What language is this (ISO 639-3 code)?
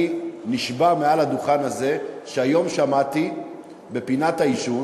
heb